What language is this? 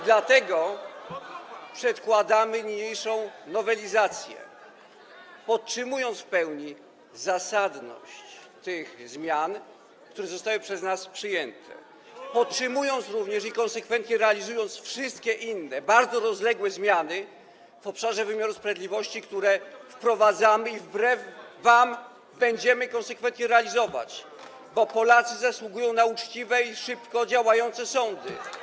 Polish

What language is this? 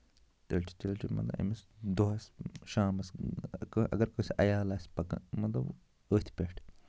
Kashmiri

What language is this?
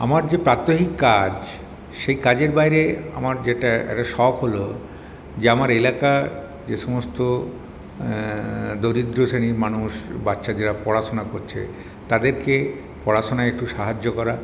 Bangla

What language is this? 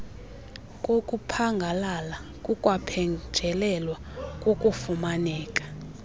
Xhosa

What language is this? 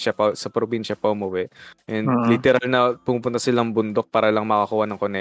Filipino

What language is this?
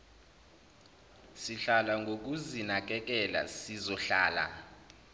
Zulu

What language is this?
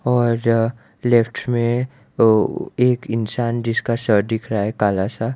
Hindi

